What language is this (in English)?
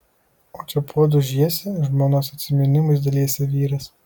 Lithuanian